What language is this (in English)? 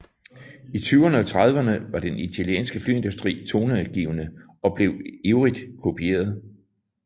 Danish